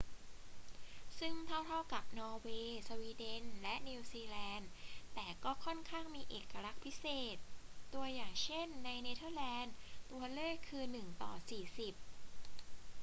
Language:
Thai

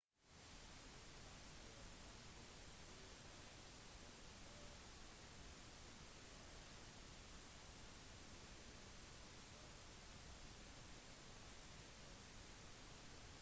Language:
Norwegian Bokmål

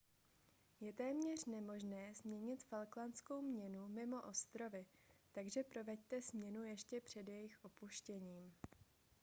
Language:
Czech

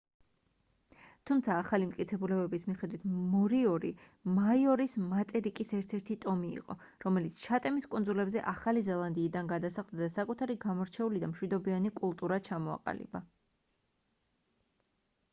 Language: Georgian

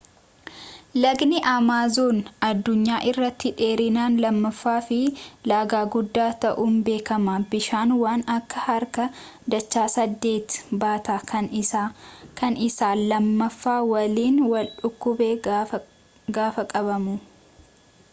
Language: Oromo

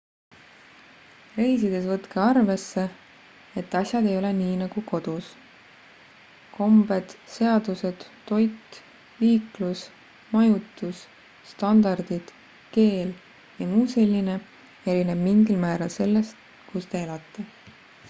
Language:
Estonian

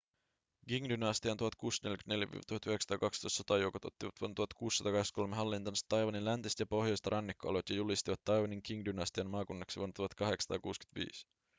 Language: Finnish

